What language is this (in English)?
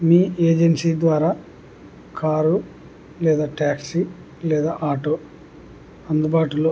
Telugu